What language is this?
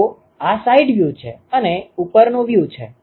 Gujarati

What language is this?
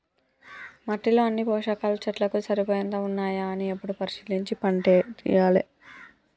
Telugu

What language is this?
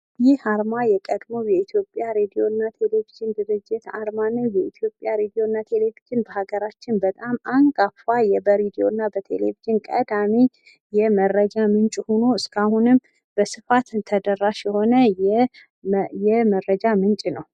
Amharic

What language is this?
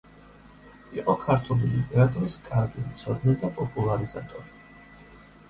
Georgian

